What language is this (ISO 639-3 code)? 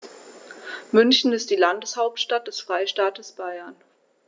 deu